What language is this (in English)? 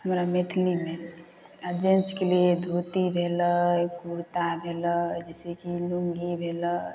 Maithili